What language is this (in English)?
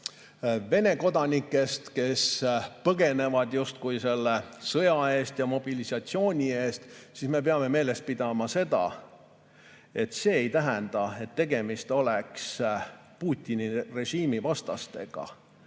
Estonian